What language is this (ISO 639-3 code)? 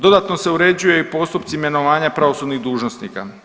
hrv